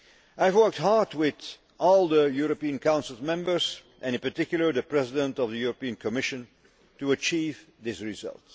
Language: English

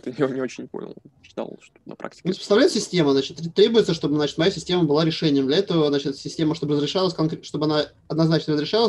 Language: Russian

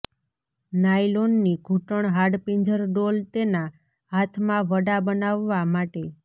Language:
Gujarati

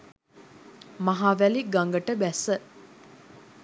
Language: Sinhala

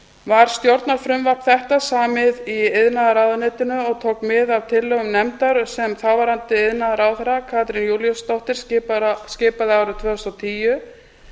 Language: Icelandic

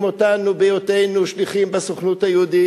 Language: Hebrew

